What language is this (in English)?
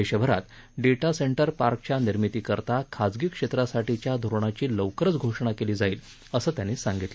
Marathi